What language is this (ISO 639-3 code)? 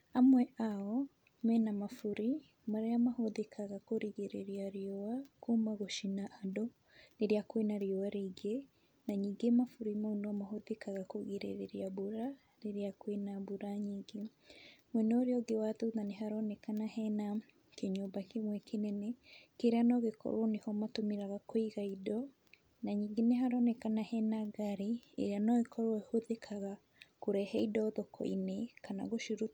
kik